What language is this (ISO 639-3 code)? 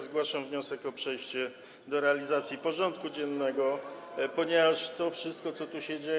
pol